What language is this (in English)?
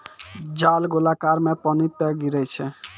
Maithili